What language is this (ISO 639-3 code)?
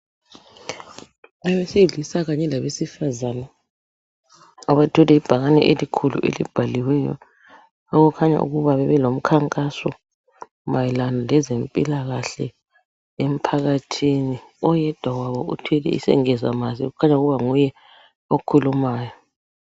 nde